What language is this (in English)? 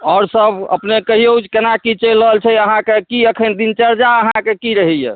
Maithili